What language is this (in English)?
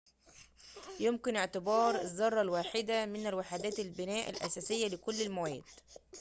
Arabic